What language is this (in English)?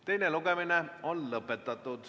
Estonian